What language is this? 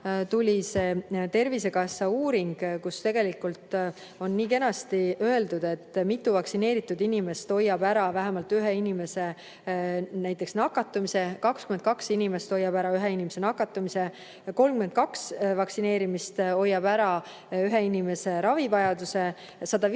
Estonian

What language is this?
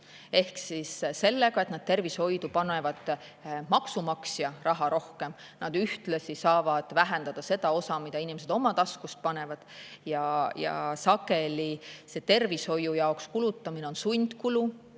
Estonian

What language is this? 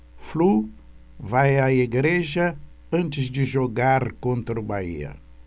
Portuguese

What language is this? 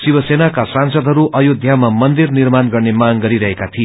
Nepali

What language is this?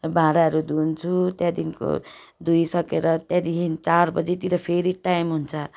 Nepali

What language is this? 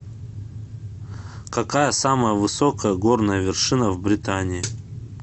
Russian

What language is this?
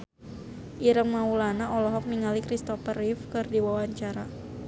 Sundanese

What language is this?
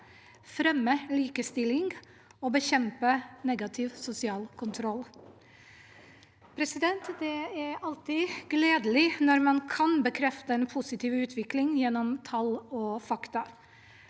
Norwegian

